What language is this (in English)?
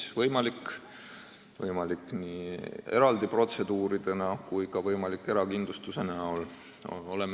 Estonian